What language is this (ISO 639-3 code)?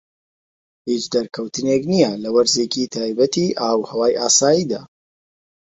ckb